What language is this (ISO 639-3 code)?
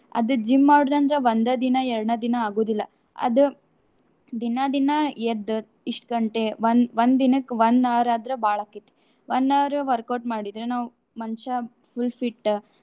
kan